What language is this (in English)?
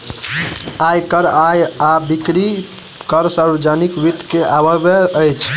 Maithili